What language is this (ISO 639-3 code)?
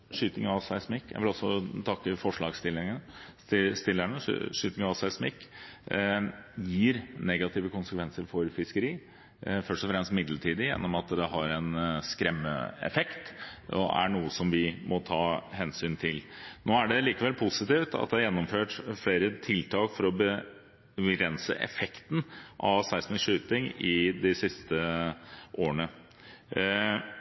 nob